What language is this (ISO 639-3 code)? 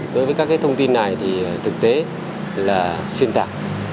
vie